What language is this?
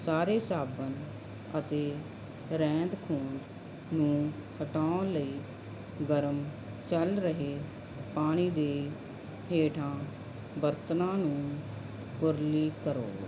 Punjabi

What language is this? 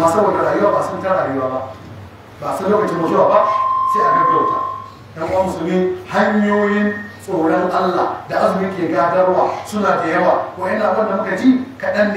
Arabic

